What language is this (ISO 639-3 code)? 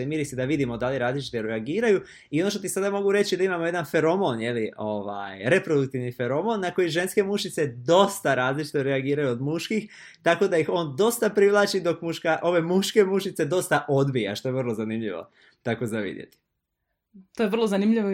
hrv